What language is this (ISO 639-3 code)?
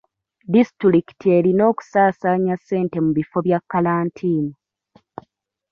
lug